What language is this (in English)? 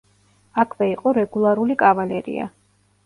Georgian